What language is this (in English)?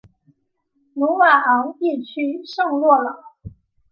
Chinese